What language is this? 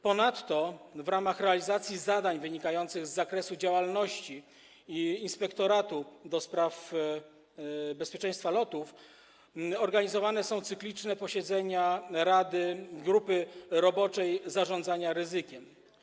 Polish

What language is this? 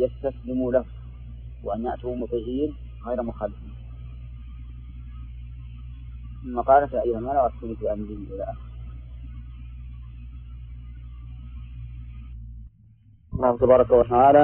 Arabic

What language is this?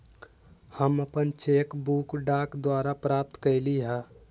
Magahi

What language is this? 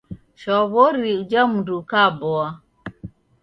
Taita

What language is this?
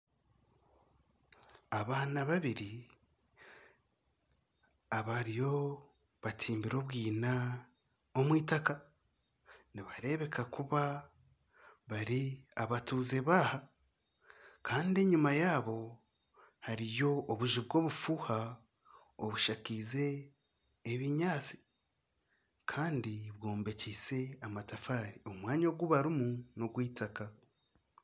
Nyankole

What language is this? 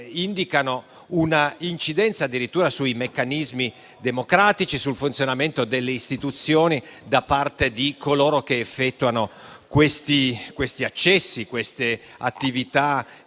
Italian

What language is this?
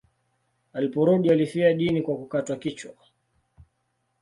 Swahili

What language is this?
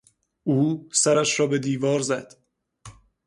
Persian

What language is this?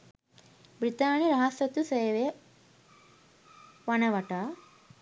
Sinhala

